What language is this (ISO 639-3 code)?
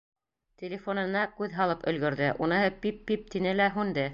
bak